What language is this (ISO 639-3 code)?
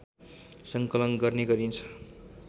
nep